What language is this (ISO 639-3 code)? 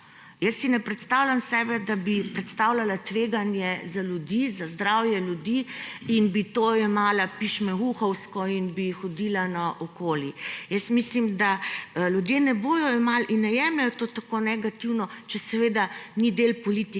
slv